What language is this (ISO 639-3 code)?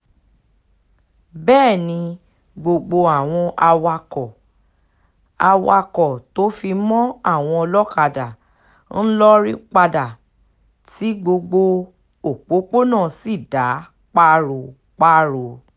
yor